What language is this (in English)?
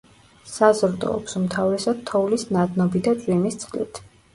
Georgian